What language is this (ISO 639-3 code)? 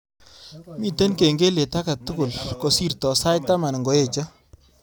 kln